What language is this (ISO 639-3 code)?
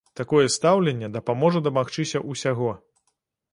bel